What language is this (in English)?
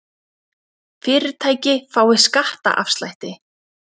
Icelandic